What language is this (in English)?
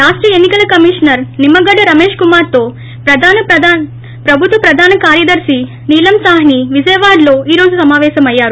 Telugu